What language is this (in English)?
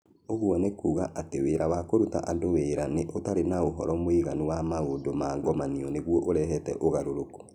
Kikuyu